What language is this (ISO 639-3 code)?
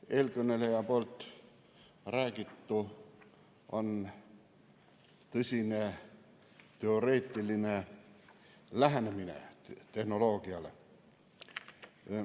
est